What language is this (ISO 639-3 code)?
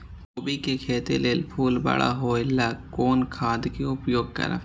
mai